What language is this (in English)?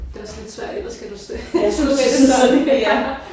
Danish